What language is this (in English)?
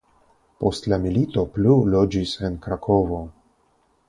Esperanto